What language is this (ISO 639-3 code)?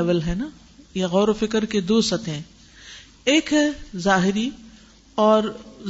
urd